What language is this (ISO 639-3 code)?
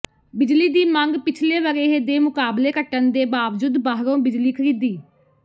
pan